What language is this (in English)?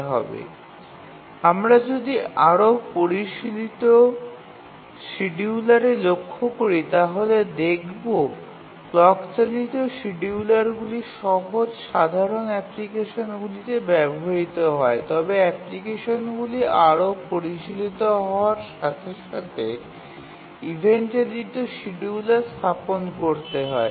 Bangla